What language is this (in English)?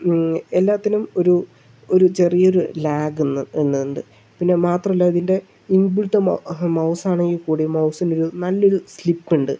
Malayalam